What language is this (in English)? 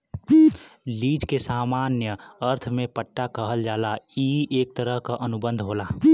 Bhojpuri